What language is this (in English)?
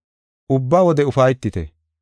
Gofa